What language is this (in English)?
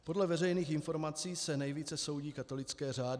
Czech